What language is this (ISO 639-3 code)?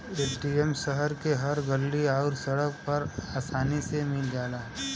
bho